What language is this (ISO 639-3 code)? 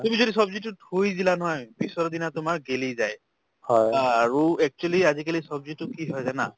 asm